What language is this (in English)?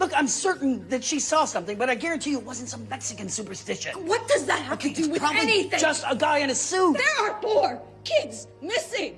English